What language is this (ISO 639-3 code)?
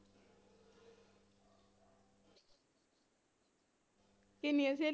pan